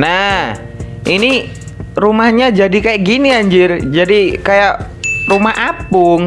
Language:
Indonesian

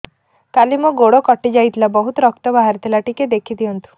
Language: Odia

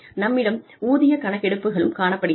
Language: Tamil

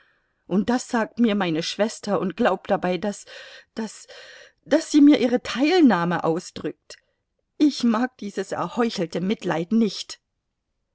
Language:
German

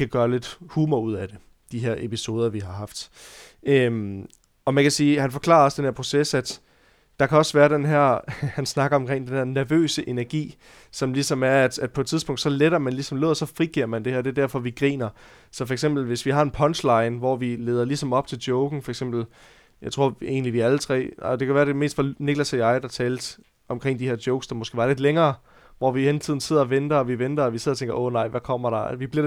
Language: Danish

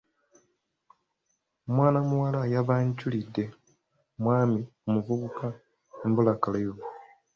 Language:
Ganda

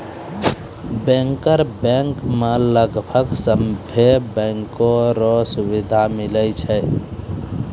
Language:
Maithili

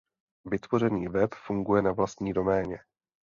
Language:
Czech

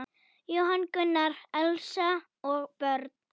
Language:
Icelandic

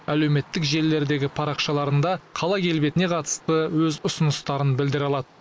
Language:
Kazakh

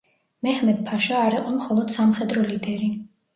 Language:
Georgian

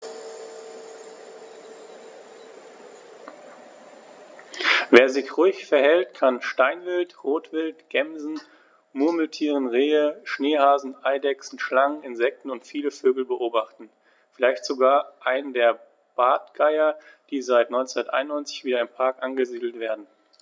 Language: German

